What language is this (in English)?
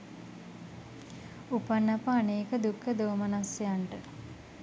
Sinhala